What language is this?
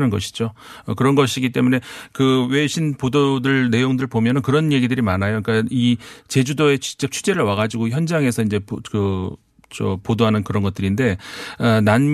Korean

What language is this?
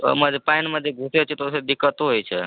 Maithili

